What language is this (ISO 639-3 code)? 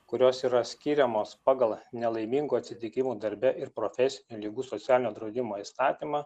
lit